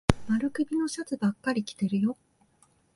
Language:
Japanese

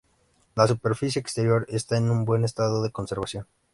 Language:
Spanish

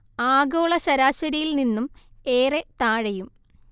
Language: Malayalam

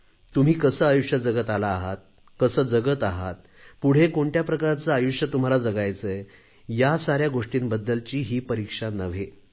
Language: Marathi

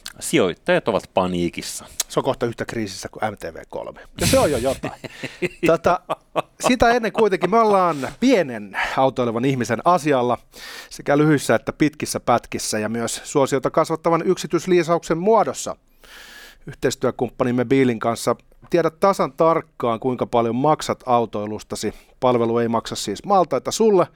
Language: Finnish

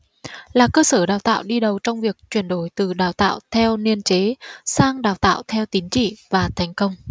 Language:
Vietnamese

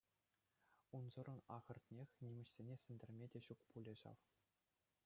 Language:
Chuvash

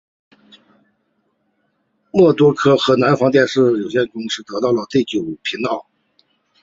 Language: Chinese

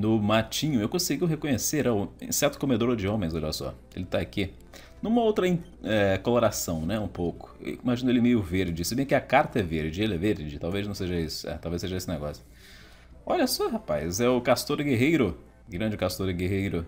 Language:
Portuguese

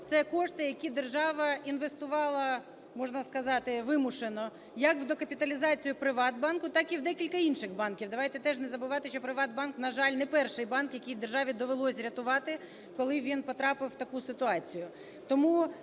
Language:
Ukrainian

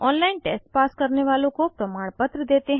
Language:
Hindi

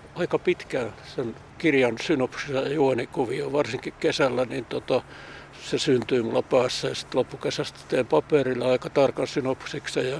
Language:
Finnish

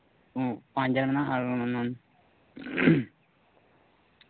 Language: Santali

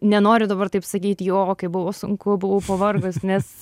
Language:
Lithuanian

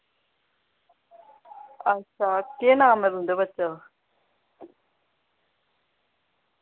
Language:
Dogri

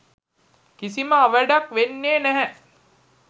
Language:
Sinhala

